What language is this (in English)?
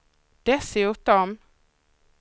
Swedish